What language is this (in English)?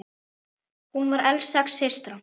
Icelandic